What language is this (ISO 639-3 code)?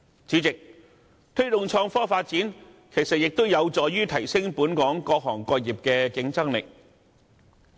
yue